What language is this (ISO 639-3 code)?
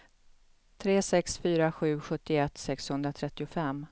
swe